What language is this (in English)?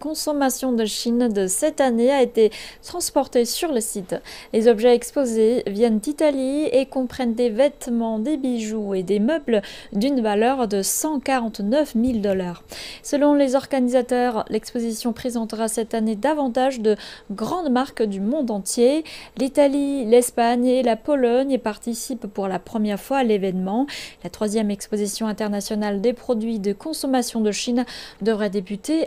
French